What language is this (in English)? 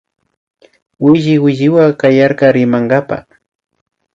Imbabura Highland Quichua